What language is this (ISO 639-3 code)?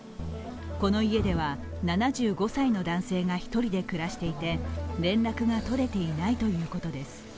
jpn